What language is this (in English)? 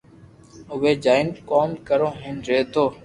Loarki